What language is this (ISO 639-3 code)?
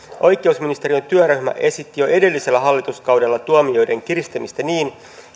fin